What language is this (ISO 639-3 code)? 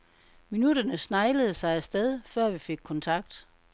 dan